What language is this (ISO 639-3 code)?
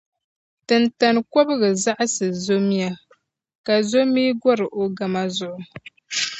dag